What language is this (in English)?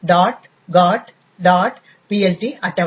Tamil